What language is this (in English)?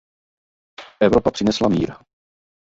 Czech